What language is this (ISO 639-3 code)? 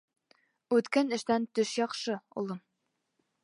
bak